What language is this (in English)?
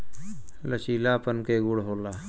Bhojpuri